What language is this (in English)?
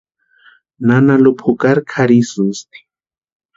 Western Highland Purepecha